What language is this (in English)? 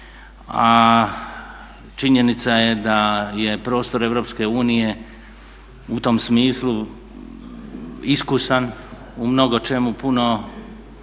Croatian